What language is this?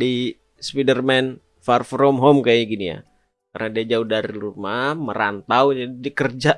Indonesian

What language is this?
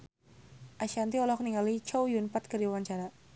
Sundanese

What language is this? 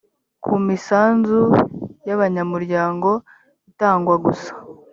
Kinyarwanda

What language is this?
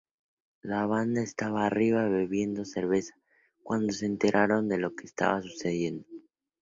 Spanish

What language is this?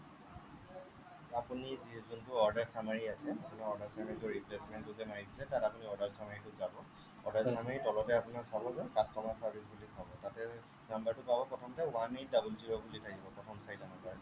Assamese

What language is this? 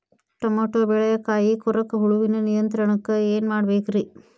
Kannada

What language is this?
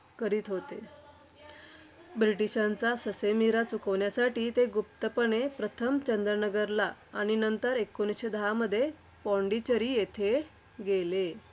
Marathi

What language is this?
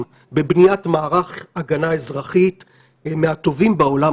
Hebrew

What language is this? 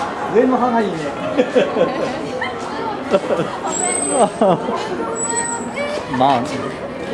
Japanese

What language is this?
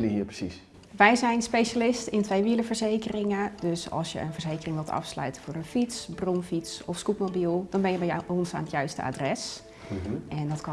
Dutch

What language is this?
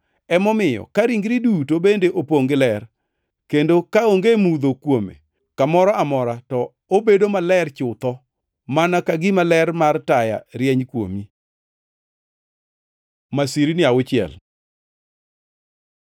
Luo (Kenya and Tanzania)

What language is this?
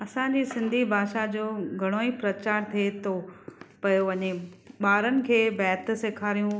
Sindhi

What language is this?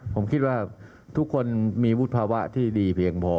Thai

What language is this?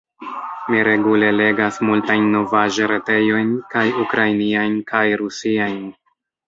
Esperanto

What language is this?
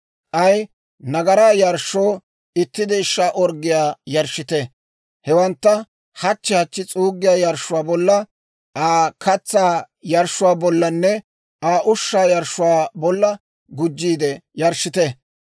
Dawro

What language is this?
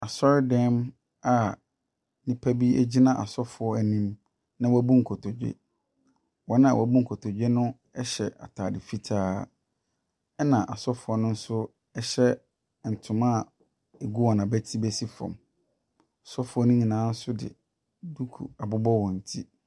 Akan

